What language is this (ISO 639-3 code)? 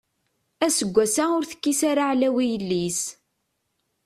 kab